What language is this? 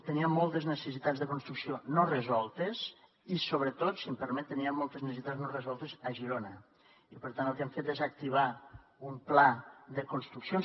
Catalan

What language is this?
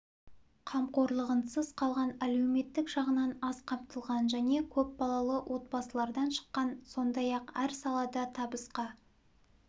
Kazakh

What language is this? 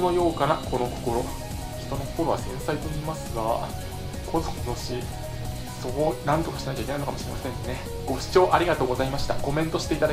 Japanese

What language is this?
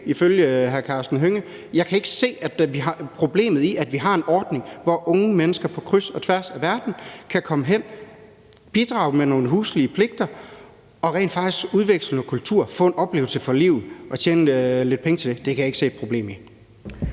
Danish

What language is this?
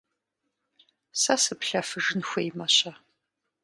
Kabardian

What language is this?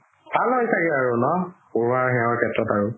Assamese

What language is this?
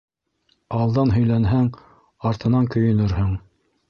Bashkir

